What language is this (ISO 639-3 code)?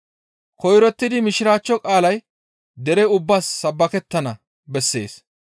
gmv